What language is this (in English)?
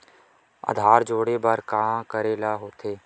Chhattisgarhi